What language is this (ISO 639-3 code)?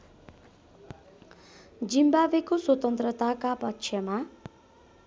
nep